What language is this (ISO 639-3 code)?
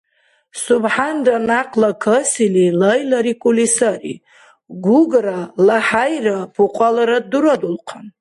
dar